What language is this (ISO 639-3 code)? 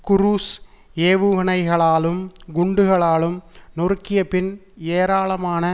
tam